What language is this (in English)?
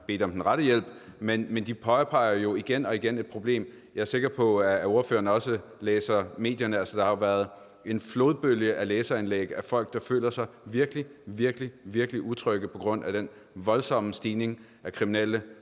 Danish